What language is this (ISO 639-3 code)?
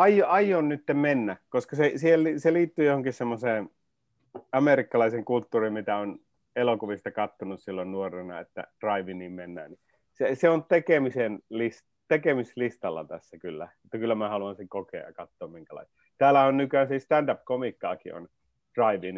fin